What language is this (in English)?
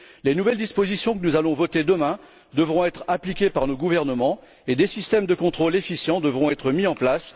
French